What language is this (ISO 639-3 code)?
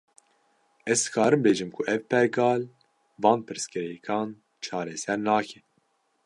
kur